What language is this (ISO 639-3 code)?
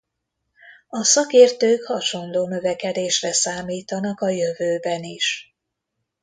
hun